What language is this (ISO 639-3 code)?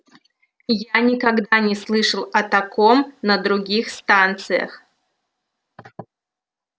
rus